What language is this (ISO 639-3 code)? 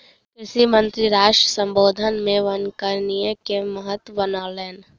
mai